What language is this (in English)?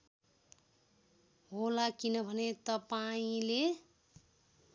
Nepali